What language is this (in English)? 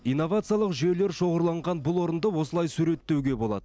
Kazakh